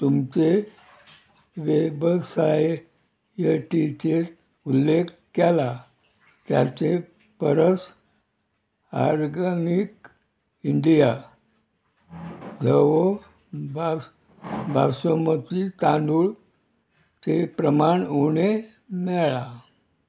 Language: Konkani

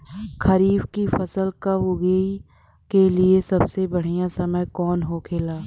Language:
Bhojpuri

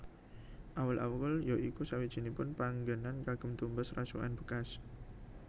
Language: Javanese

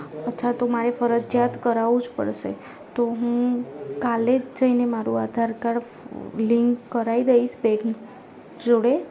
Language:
Gujarati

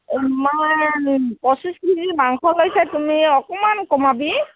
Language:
Assamese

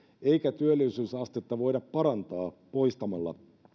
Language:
Finnish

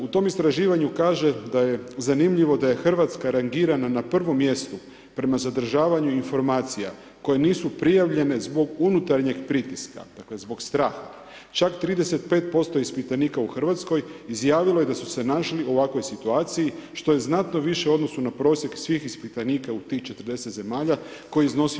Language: Croatian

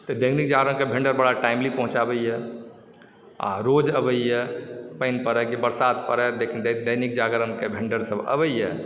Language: Maithili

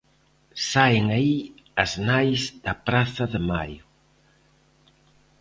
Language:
Galician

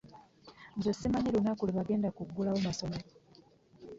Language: Ganda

